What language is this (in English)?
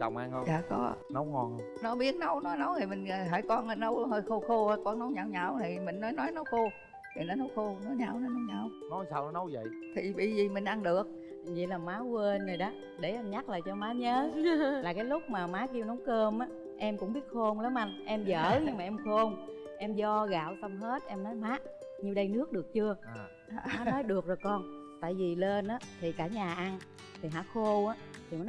Vietnamese